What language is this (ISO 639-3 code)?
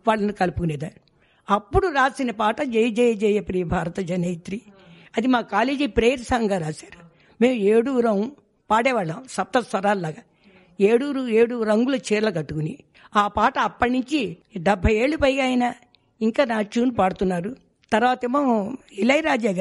tel